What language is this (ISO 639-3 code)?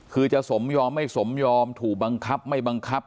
tha